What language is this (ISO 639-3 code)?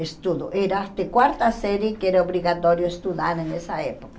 por